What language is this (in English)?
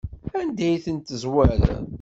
Kabyle